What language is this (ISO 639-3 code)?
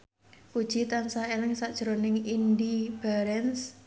jav